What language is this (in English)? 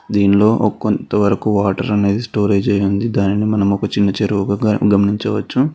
Telugu